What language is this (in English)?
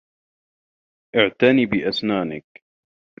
Arabic